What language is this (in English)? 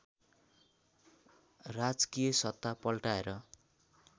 Nepali